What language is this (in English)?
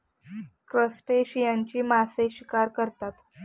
Marathi